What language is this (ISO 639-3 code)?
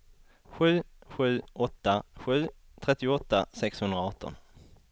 swe